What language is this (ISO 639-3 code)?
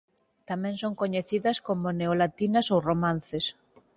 glg